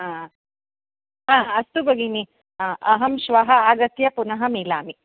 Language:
Sanskrit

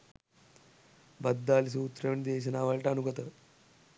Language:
Sinhala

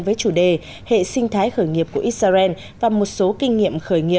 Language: Vietnamese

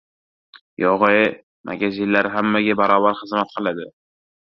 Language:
Uzbek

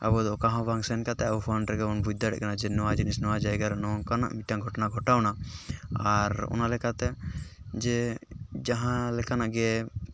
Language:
Santali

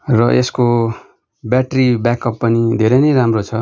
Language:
Nepali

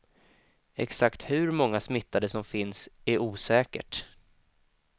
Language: Swedish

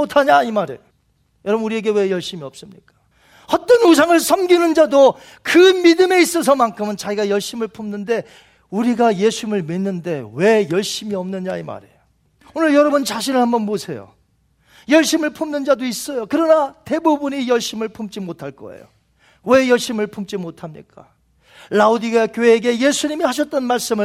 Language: Korean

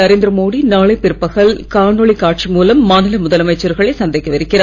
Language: Tamil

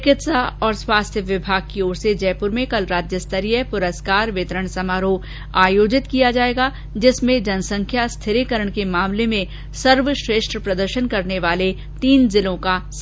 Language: Hindi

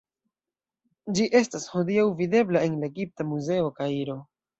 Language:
Esperanto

